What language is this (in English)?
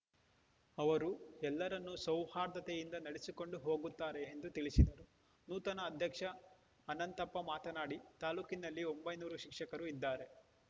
Kannada